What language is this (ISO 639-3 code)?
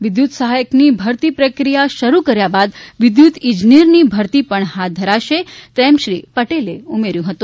guj